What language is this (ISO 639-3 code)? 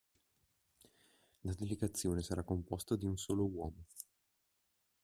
ita